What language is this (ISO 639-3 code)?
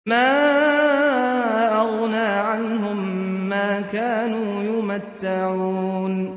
ara